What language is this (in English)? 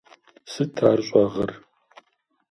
Kabardian